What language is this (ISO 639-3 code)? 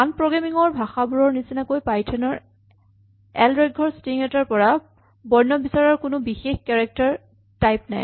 asm